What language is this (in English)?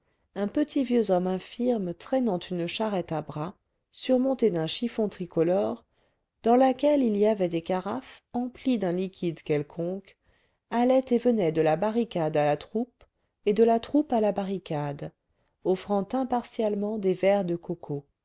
French